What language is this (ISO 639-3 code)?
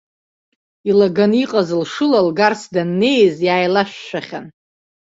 abk